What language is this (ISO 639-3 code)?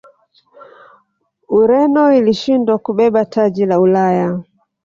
swa